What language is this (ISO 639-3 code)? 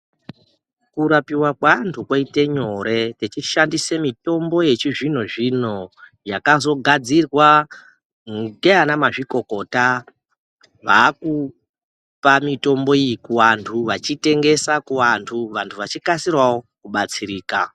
ndc